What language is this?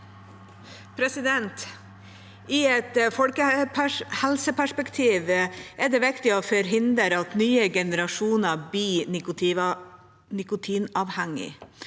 Norwegian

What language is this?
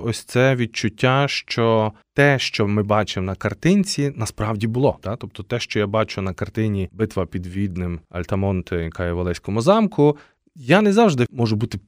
Ukrainian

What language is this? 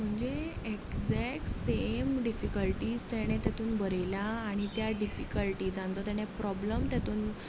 Konkani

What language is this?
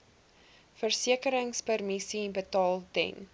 Afrikaans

